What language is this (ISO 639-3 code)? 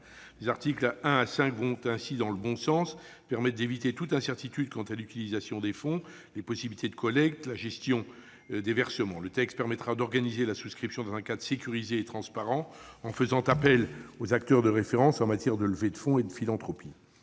fra